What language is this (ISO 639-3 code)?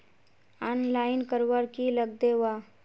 mag